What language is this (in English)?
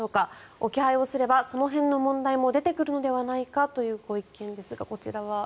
Japanese